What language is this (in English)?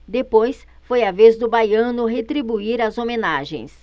Portuguese